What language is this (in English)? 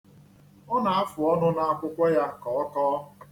Igbo